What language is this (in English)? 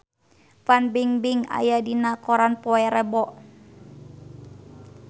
Sundanese